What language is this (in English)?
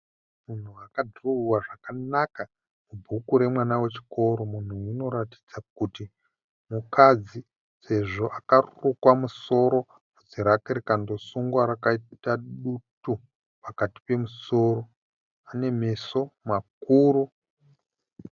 Shona